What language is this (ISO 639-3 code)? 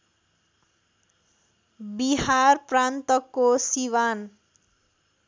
nep